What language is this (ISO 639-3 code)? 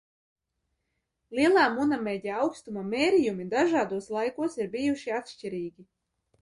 lav